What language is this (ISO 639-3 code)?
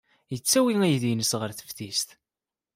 kab